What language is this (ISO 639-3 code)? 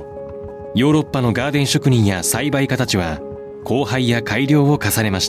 jpn